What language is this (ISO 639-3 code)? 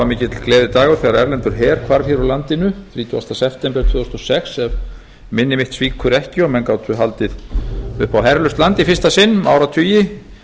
isl